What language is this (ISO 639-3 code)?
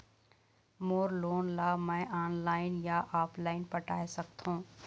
hne